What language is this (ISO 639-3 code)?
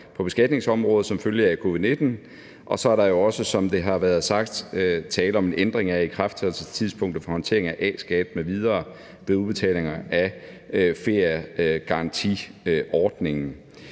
dan